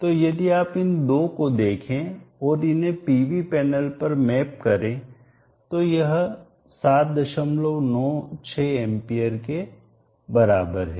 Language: Hindi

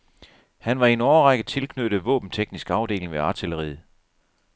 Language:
Danish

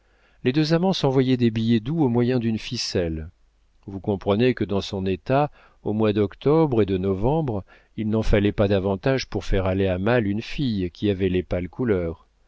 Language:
French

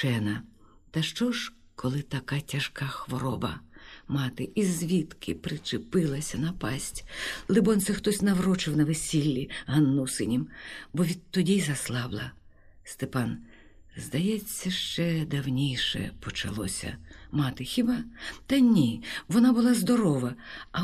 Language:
Ukrainian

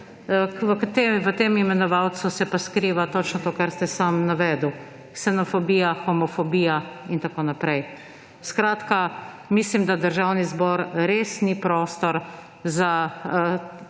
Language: Slovenian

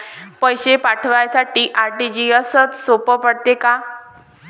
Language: Marathi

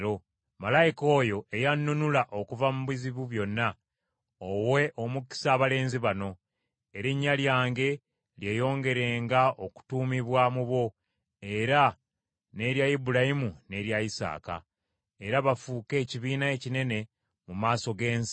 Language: Ganda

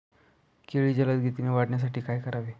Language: Marathi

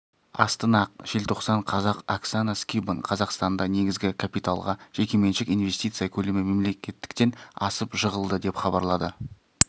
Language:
Kazakh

